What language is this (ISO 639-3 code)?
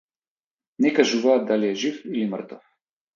mkd